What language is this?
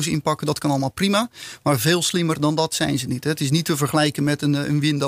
Dutch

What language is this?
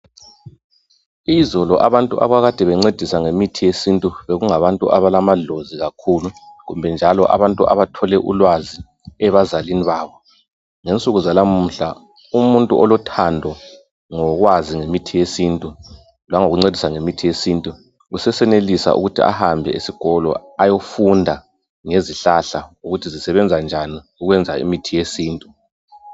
North Ndebele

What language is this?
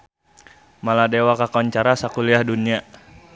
Sundanese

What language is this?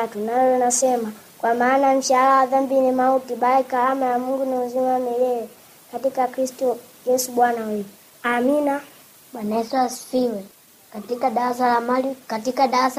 Swahili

